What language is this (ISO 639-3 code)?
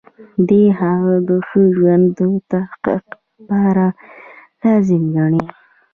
pus